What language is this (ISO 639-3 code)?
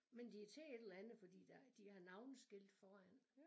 dan